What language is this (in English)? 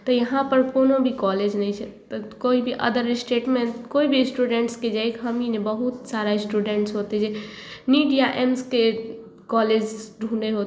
Maithili